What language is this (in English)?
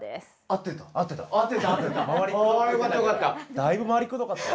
Japanese